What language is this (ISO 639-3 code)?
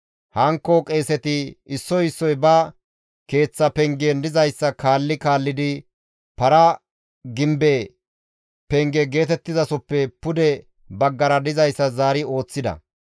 gmv